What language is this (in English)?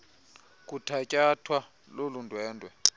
Xhosa